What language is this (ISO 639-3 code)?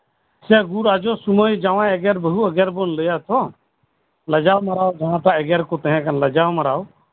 sat